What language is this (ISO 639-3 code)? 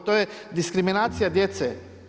hrv